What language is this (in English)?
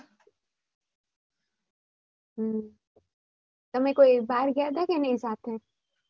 Gujarati